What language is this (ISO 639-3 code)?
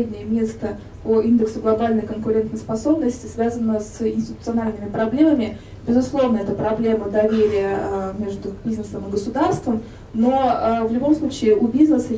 rus